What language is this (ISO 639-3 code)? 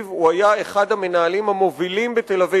heb